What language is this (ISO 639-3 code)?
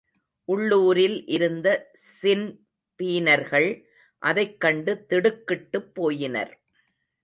tam